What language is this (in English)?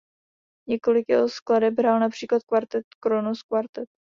Czech